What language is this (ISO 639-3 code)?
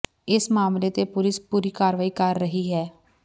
pan